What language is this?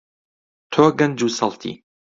Central Kurdish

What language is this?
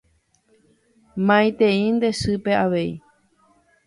Guarani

